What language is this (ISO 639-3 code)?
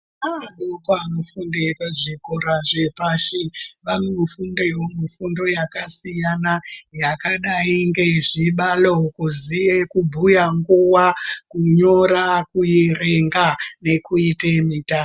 ndc